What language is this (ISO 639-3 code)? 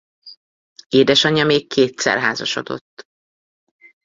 hun